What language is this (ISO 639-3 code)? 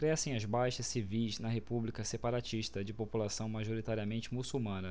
por